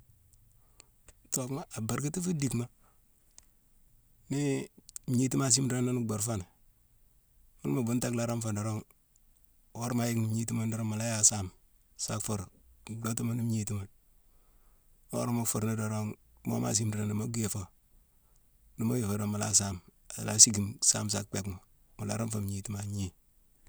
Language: Mansoanka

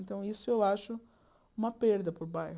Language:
Portuguese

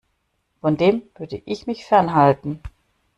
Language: German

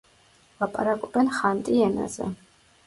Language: Georgian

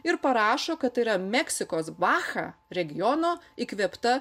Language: Lithuanian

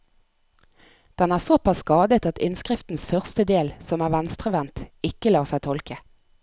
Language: Norwegian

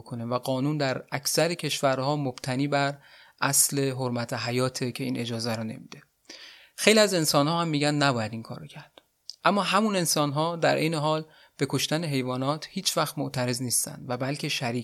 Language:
Persian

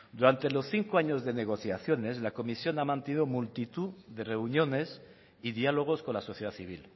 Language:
Spanish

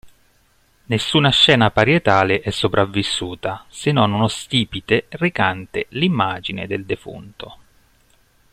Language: Italian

